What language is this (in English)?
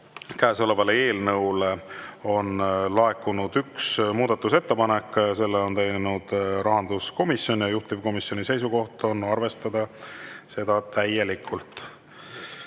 Estonian